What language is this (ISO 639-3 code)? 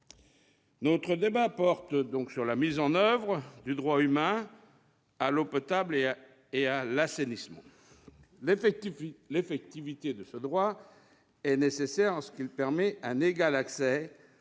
fra